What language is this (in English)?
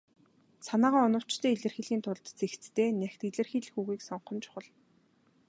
Mongolian